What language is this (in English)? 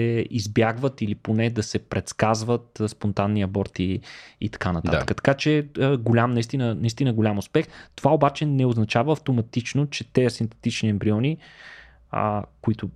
Bulgarian